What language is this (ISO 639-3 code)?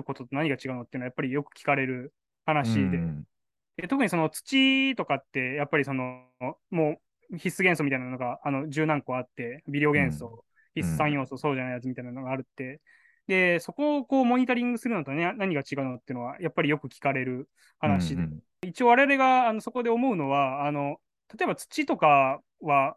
jpn